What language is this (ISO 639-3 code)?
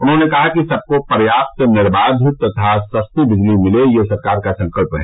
hin